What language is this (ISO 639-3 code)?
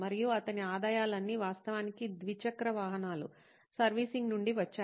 tel